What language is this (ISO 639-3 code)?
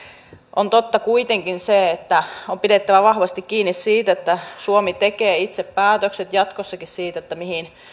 fin